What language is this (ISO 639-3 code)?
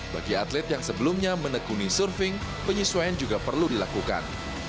ind